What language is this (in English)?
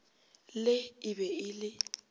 Northern Sotho